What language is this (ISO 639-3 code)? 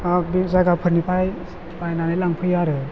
brx